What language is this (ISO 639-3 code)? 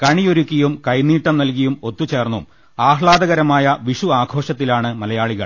mal